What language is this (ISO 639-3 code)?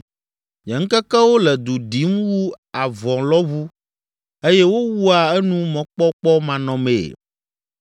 ewe